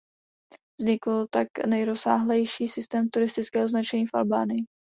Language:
Czech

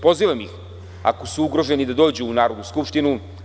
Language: Serbian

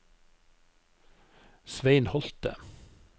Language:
Norwegian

